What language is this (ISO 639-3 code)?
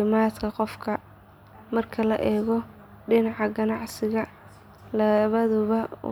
som